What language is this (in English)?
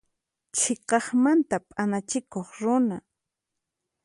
Puno Quechua